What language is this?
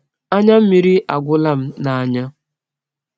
Igbo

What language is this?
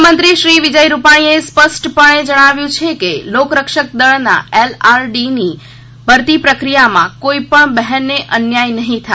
Gujarati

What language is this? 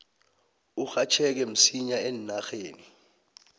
South Ndebele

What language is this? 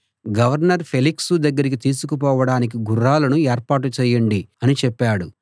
Telugu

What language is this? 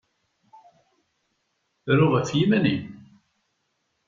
Kabyle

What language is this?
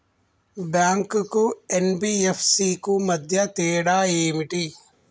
Telugu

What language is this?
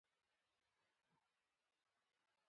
Pashto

